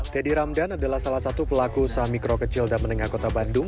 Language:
Indonesian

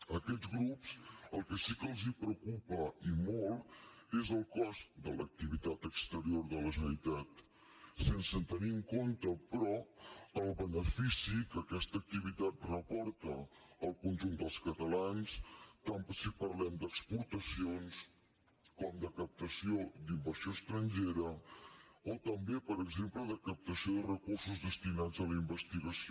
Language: Catalan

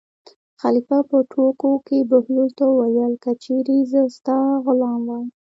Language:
Pashto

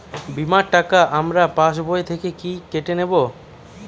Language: Bangla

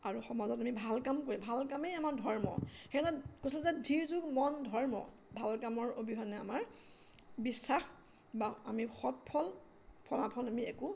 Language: Assamese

